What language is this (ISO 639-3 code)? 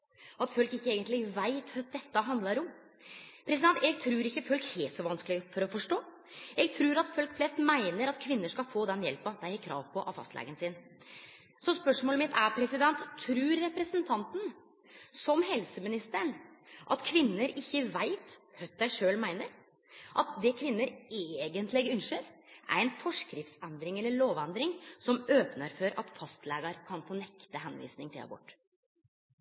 nno